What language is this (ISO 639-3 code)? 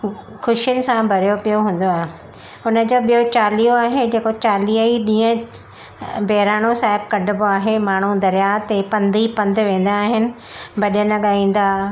snd